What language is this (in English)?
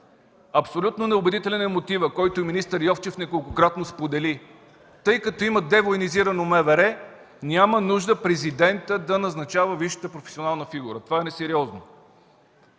Bulgarian